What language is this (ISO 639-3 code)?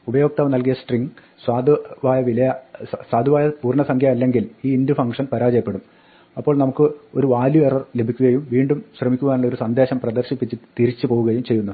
mal